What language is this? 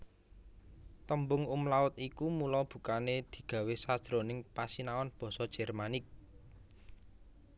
Javanese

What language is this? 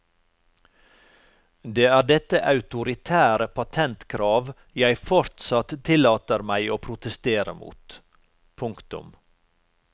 Norwegian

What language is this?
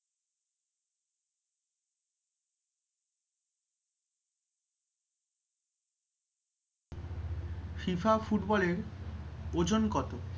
Bangla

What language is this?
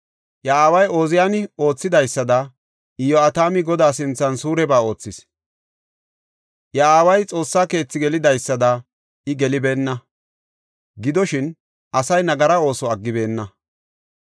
Gofa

